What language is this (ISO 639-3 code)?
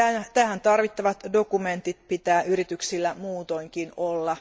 fin